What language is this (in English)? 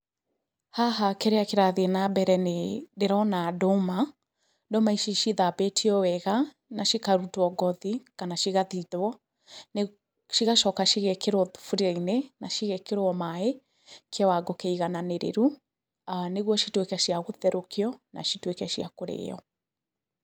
Kikuyu